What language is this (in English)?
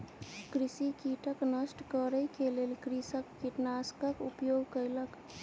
Maithili